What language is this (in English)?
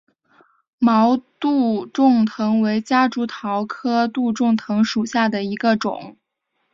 Chinese